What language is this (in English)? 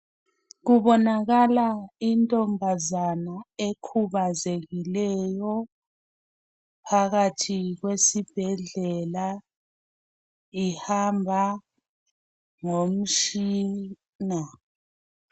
North Ndebele